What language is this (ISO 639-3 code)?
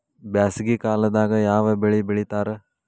kan